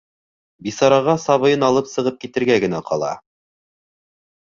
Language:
Bashkir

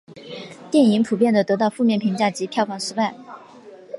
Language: Chinese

